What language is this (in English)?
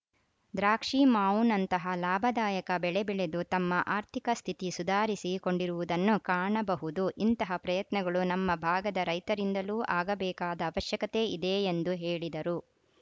Kannada